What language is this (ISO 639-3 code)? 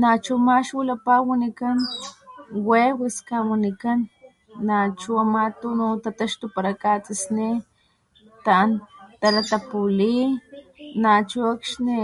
top